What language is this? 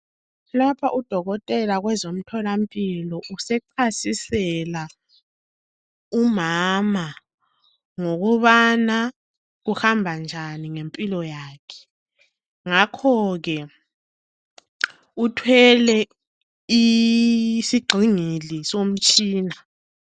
North Ndebele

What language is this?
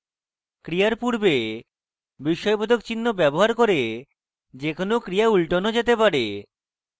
Bangla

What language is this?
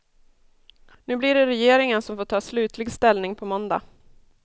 Swedish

